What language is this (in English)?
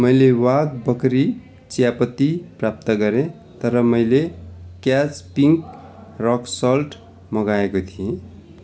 Nepali